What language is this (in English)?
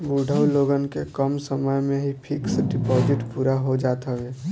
Bhojpuri